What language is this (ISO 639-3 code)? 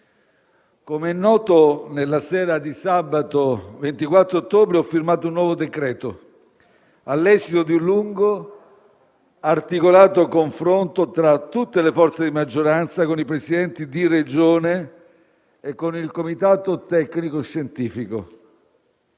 ita